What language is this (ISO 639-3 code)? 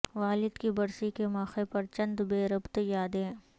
urd